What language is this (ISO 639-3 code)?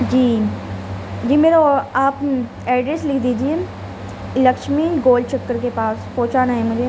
urd